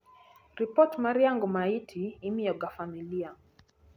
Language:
Luo (Kenya and Tanzania)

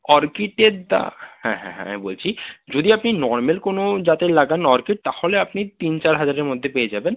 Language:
Bangla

